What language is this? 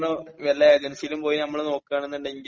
Malayalam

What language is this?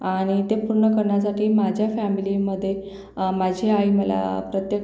Marathi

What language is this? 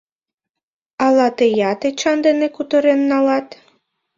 Mari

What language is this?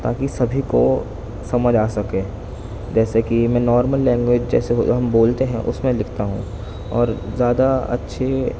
Urdu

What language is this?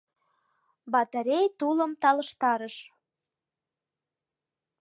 Mari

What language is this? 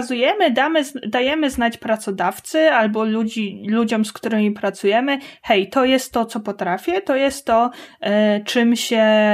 Polish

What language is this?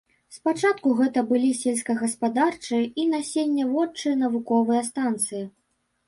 Belarusian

